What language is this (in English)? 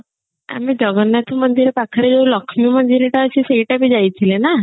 Odia